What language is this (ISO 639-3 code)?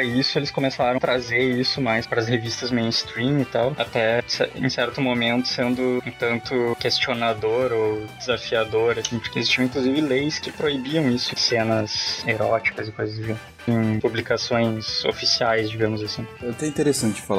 por